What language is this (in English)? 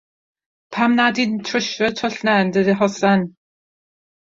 Welsh